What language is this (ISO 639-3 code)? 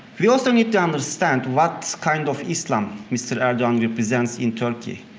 eng